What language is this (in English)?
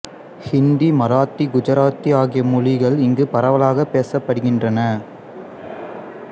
Tamil